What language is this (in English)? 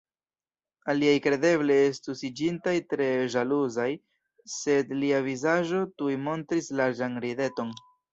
Esperanto